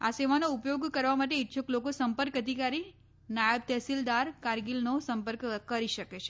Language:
Gujarati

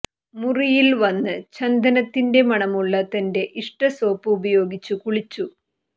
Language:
Malayalam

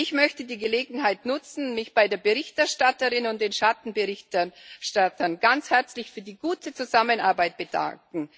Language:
German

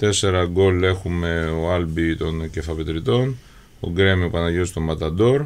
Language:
Greek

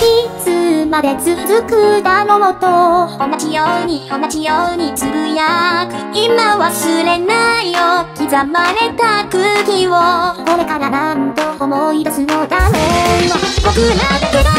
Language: Thai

